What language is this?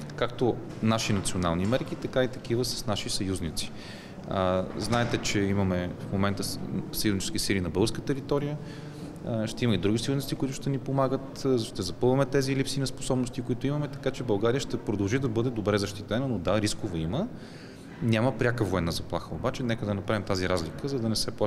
Bulgarian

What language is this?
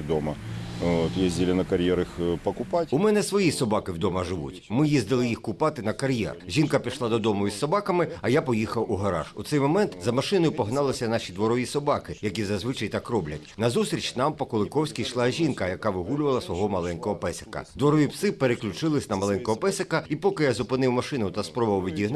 Ukrainian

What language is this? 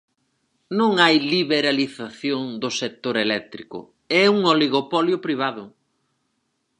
Galician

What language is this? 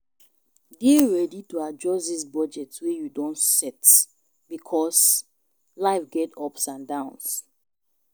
Nigerian Pidgin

